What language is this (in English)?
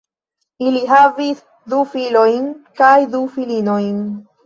Esperanto